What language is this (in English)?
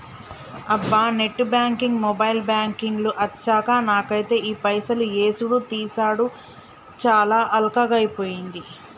Telugu